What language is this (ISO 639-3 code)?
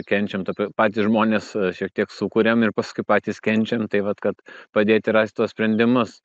lit